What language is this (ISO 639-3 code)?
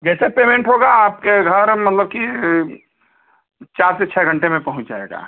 hin